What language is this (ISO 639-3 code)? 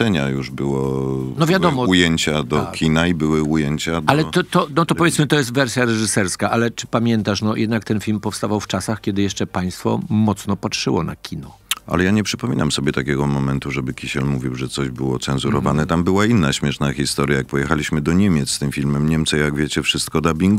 pol